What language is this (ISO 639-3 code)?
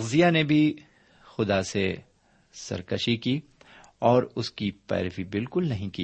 urd